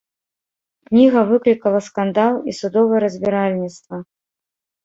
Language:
Belarusian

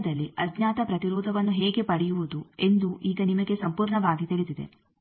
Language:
Kannada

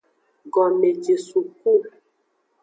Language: Aja (Benin)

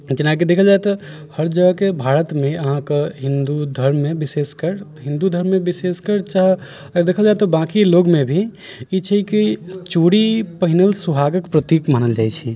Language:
Maithili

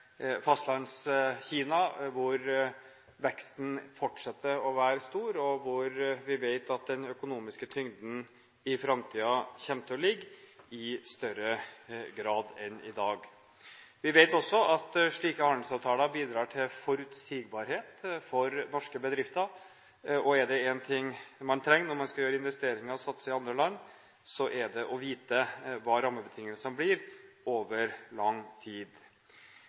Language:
Norwegian Bokmål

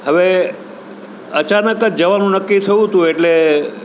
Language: Gujarati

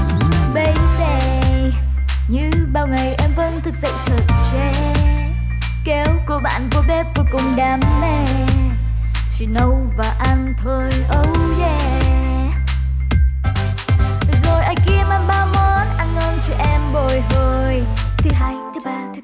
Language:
Vietnamese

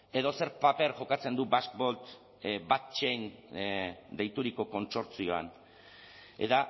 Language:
Basque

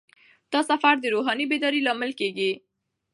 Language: Pashto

